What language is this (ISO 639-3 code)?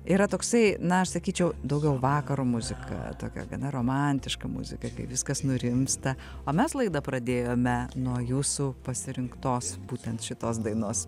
lit